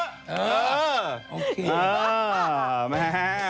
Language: Thai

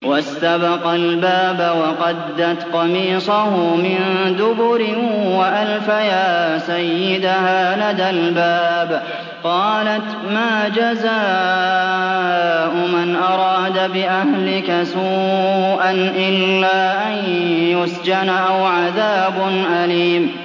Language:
Arabic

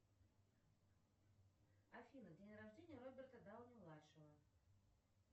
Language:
Russian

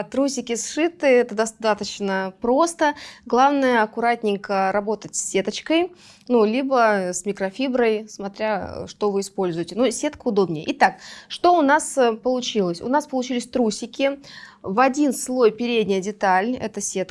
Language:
Russian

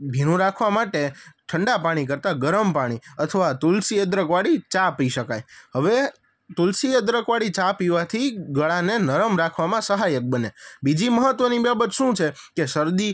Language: Gujarati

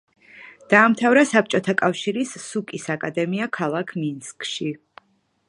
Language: Georgian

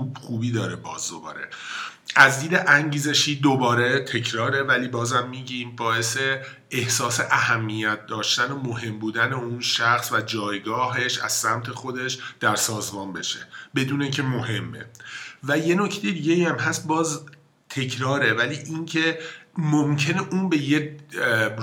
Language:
Persian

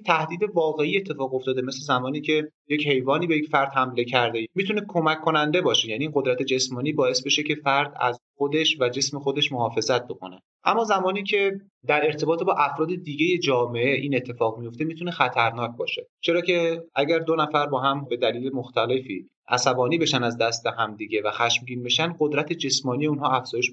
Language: Persian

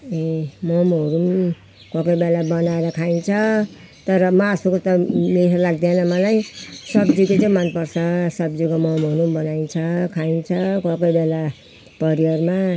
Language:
Nepali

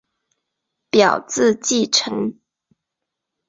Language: Chinese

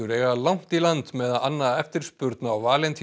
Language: Icelandic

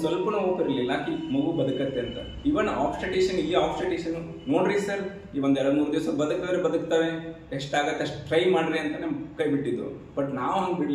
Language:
Hindi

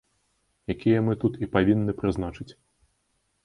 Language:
Belarusian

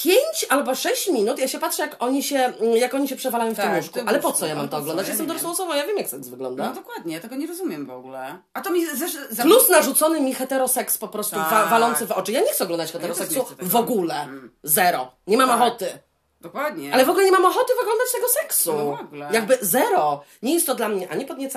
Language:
Polish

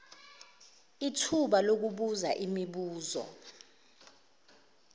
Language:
Zulu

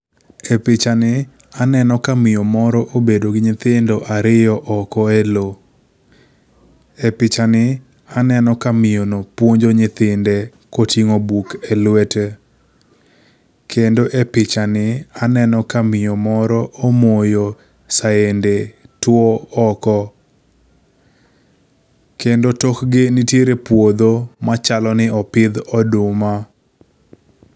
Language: Luo (Kenya and Tanzania)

